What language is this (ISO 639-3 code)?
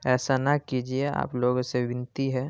urd